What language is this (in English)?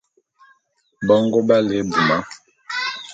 Bulu